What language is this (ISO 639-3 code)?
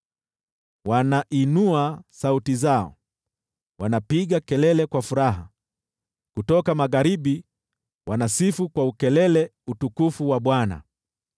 swa